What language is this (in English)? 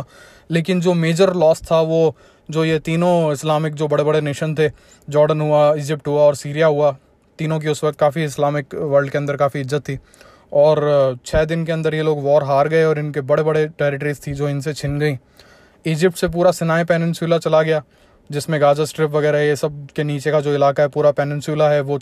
Hindi